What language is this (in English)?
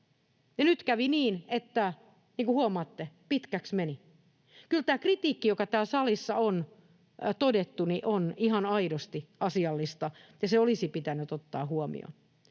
Finnish